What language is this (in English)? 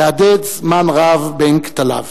Hebrew